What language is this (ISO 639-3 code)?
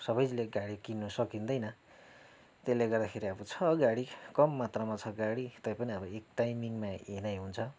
nep